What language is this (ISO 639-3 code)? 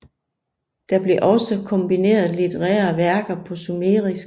dan